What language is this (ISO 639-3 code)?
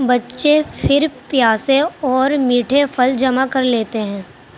urd